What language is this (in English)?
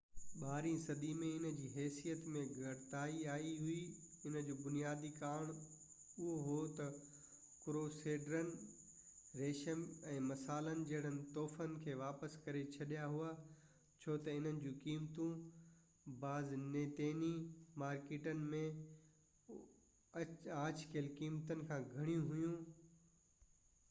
Sindhi